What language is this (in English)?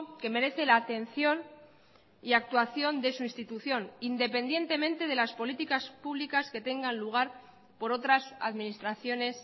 Spanish